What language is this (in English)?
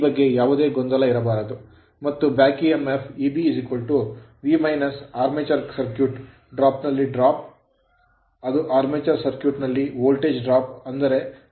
Kannada